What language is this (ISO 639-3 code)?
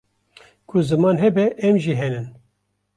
kur